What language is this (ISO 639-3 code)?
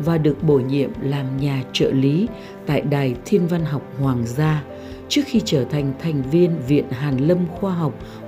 vie